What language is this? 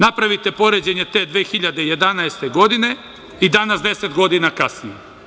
Serbian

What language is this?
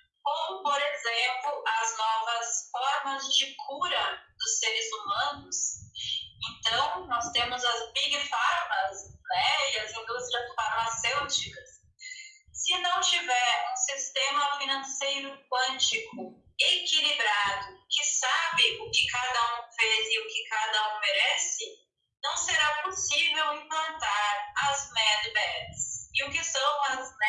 Portuguese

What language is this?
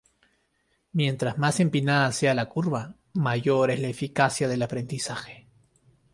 Spanish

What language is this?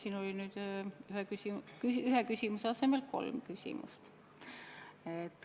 Estonian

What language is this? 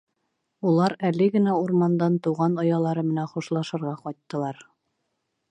Bashkir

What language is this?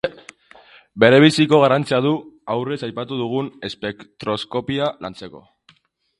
Basque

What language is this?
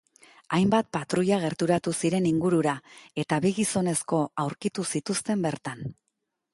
Basque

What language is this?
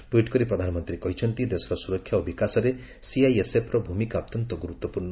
Odia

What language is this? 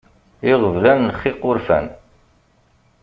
Kabyle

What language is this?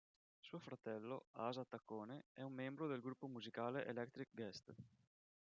Italian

